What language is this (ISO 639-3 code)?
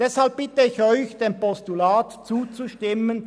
gsw